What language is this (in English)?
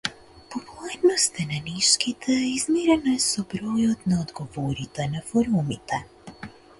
Macedonian